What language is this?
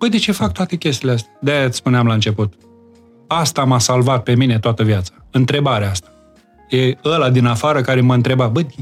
Romanian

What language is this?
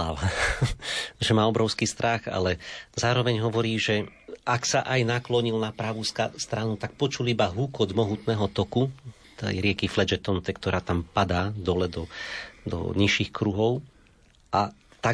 Slovak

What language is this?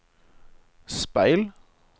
Norwegian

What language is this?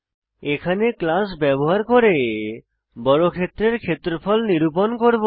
Bangla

